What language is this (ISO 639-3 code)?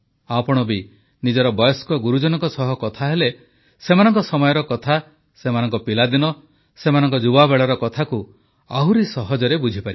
ori